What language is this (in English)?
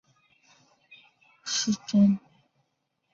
Chinese